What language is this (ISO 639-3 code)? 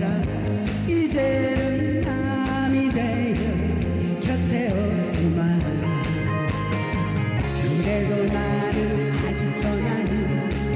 kor